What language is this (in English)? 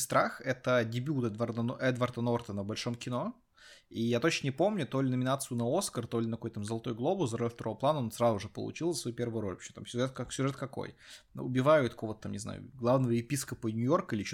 Russian